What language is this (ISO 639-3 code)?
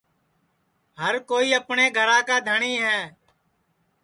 ssi